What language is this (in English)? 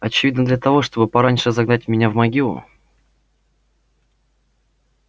Russian